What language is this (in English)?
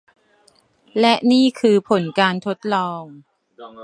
Thai